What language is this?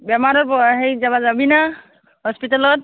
Assamese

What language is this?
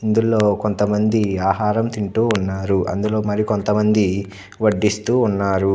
Telugu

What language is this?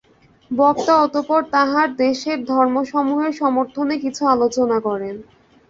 Bangla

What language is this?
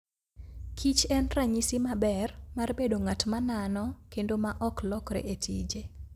Luo (Kenya and Tanzania)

